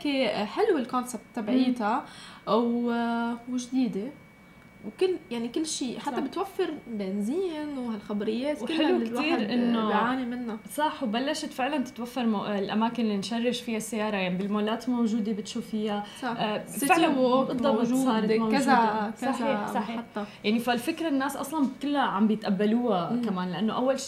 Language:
Arabic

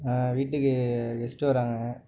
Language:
Tamil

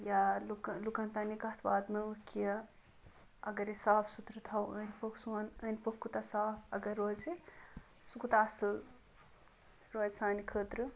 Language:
Kashmiri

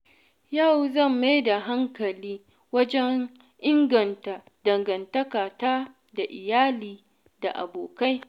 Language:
Hausa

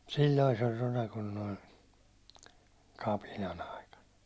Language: Finnish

